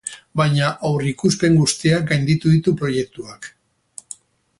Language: Basque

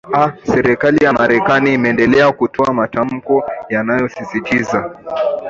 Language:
Swahili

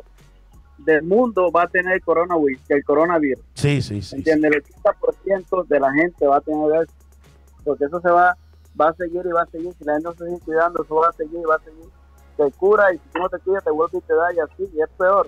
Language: Spanish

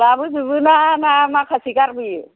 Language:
Bodo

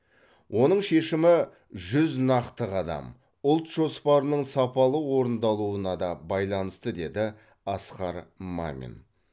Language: Kazakh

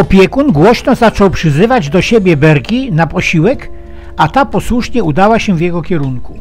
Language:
Polish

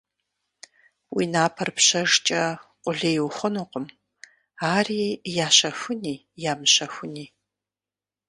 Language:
Kabardian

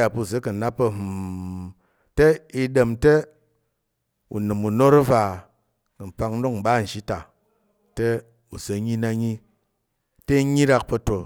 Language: Tarok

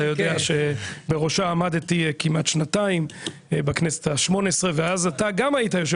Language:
Hebrew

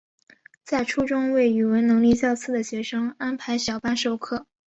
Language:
Chinese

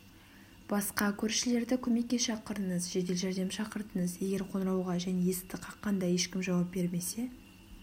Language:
Kazakh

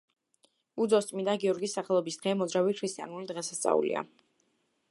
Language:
Georgian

